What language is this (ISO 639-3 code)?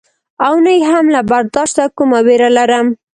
pus